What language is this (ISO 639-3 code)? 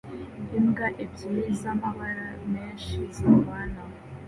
kin